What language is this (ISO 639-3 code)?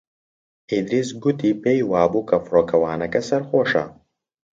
ckb